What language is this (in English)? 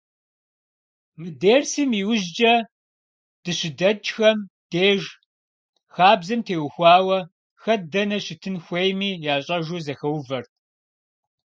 Kabardian